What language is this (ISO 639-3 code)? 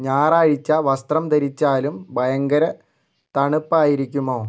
mal